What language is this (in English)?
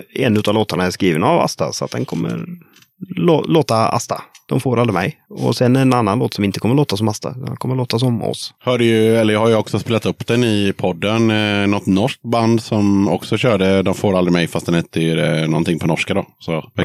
Swedish